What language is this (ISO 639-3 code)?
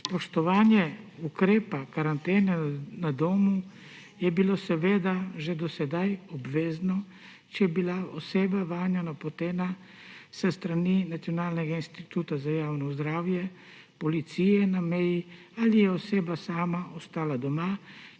slv